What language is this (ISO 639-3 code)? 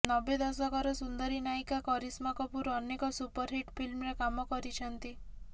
ori